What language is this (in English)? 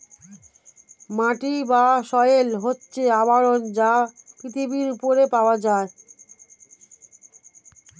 Bangla